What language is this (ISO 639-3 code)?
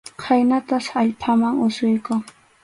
qxu